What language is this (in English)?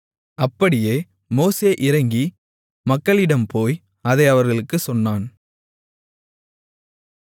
Tamil